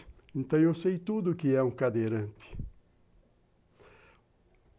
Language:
Portuguese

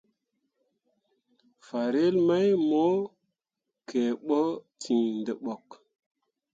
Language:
Mundang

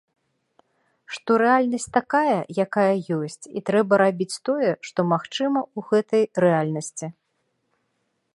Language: Belarusian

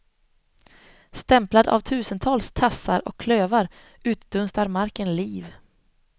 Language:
Swedish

